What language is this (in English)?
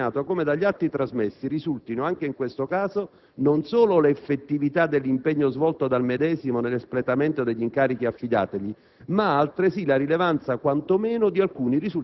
Italian